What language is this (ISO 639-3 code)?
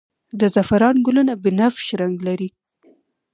pus